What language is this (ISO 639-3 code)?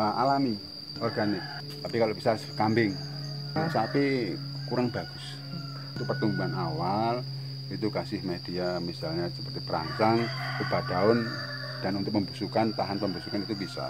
ind